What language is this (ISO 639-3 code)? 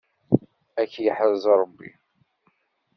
kab